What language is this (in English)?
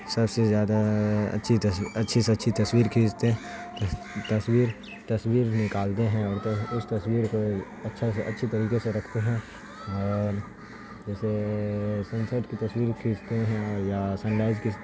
Urdu